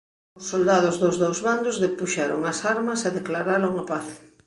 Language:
Galician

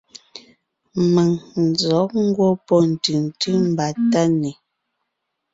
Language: Ngiemboon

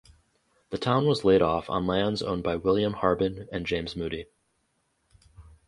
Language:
English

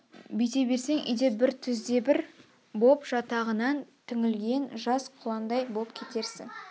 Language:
Kazakh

